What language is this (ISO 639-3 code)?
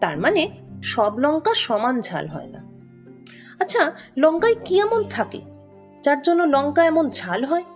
ben